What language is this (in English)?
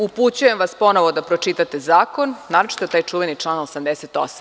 Serbian